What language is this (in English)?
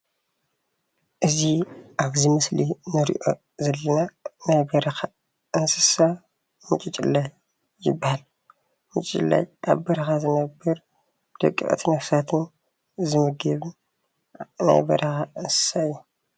Tigrinya